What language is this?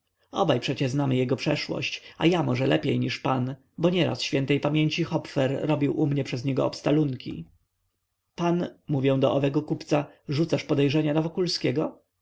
Polish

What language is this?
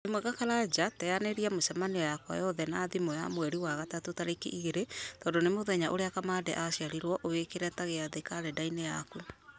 Kikuyu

